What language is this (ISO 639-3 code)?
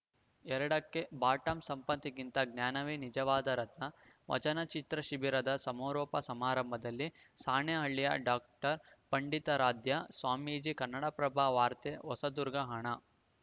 kan